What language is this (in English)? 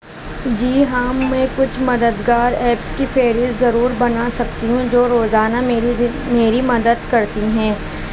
Urdu